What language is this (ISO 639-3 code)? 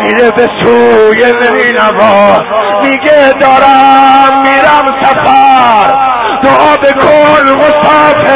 fas